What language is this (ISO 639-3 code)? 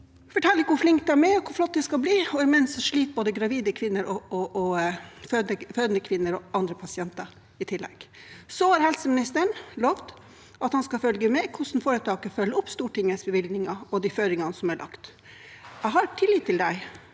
nor